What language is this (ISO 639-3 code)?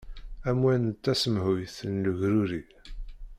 kab